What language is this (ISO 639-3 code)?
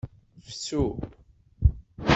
kab